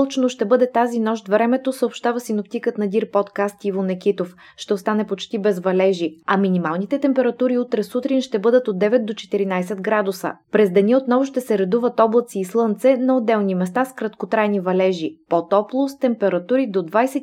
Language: Bulgarian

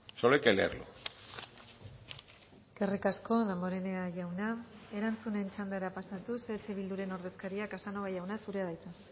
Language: Basque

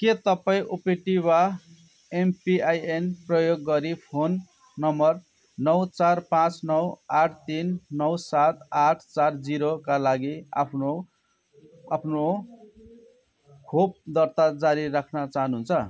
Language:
Nepali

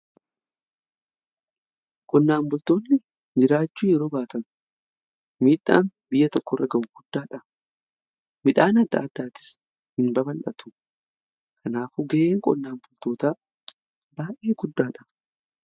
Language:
Oromo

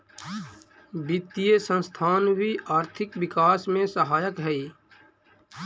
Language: Magahi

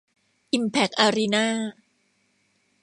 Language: Thai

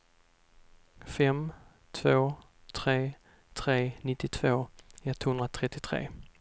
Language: Swedish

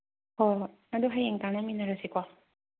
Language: Manipuri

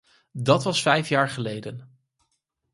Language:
Dutch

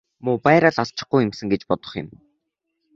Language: Mongolian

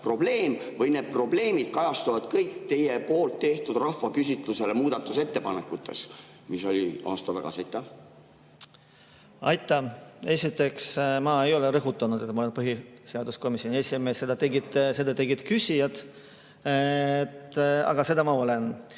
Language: Estonian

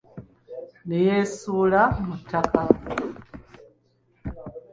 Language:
Ganda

